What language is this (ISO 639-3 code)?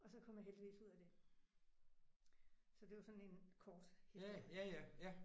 dan